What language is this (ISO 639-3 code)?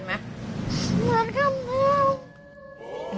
tha